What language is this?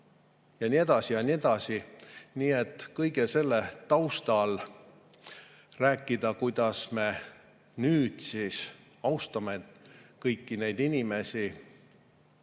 Estonian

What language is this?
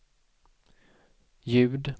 Swedish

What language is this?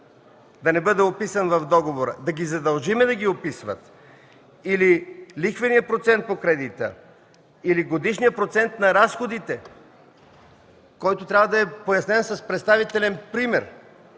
Bulgarian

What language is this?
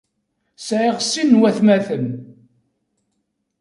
Kabyle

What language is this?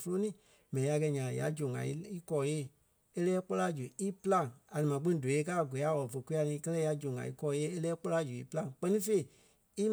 Kpelle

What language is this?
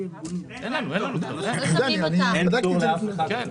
Hebrew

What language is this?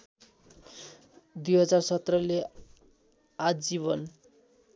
Nepali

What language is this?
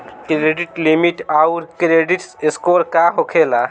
Bhojpuri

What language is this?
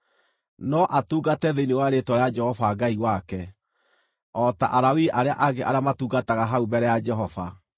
Kikuyu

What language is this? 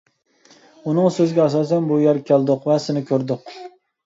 Uyghur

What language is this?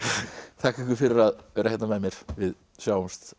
Icelandic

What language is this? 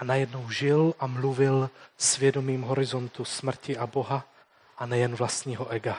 Czech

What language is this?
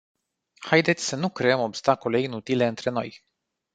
Romanian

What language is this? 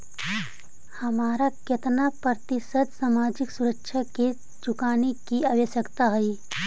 Magahi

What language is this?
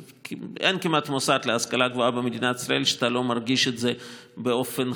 Hebrew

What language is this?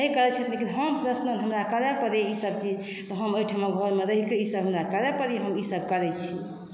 Maithili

